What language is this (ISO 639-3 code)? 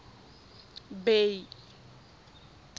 tsn